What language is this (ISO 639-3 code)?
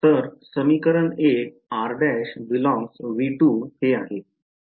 mar